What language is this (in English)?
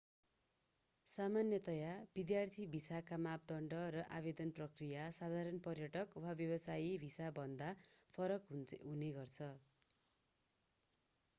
Nepali